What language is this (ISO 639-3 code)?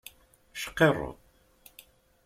kab